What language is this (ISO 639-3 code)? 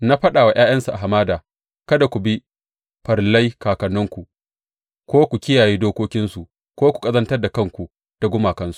hau